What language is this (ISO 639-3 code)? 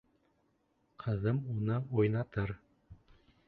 bak